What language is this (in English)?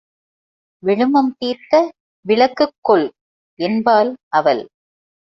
Tamil